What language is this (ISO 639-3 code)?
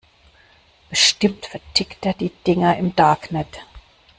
deu